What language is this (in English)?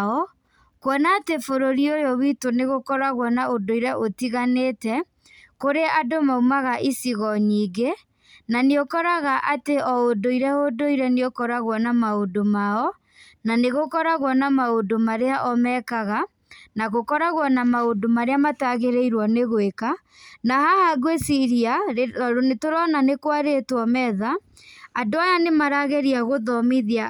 Kikuyu